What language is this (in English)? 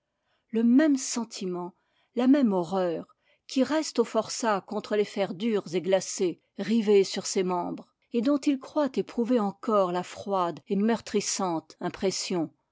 French